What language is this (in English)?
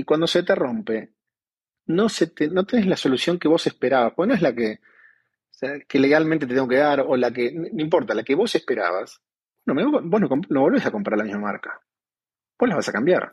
Spanish